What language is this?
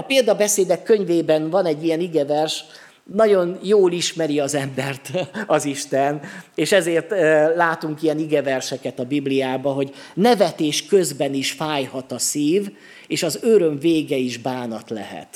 Hungarian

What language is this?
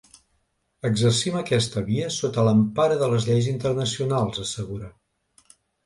Catalan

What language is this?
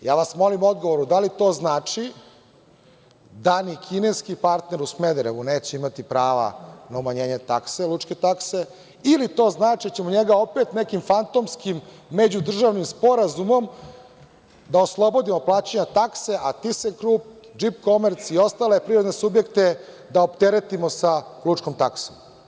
Serbian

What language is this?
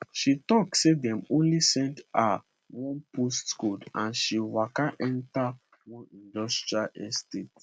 Nigerian Pidgin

